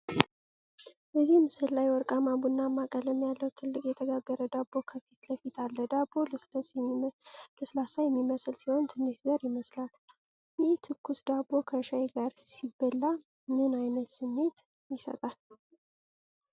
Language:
Amharic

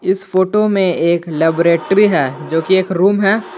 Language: Hindi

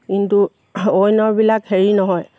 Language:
Assamese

